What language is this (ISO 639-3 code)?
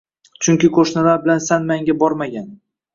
uzb